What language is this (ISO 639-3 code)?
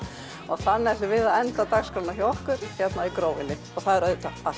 isl